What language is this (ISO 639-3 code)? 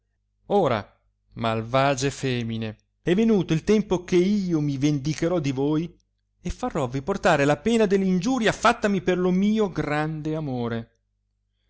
ita